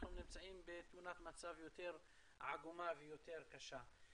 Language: Hebrew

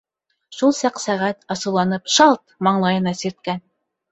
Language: Bashkir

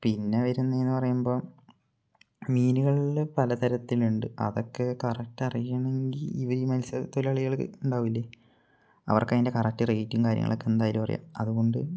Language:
Malayalam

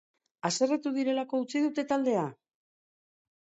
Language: Basque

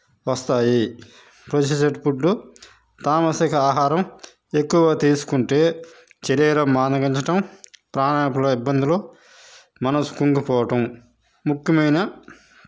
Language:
Telugu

